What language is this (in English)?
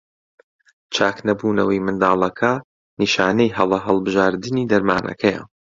Central Kurdish